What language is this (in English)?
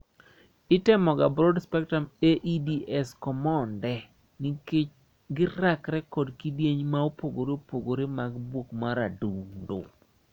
Luo (Kenya and Tanzania)